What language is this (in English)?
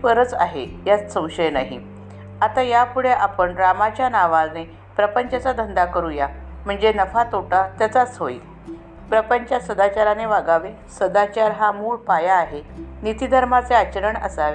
Marathi